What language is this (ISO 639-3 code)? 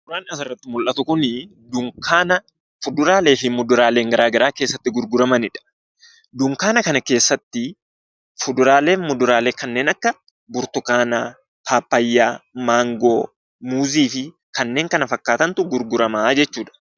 orm